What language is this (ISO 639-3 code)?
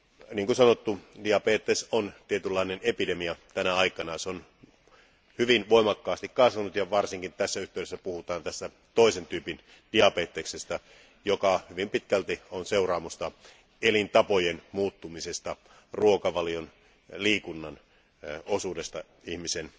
fin